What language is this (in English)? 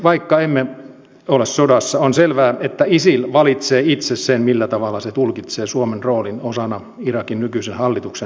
Finnish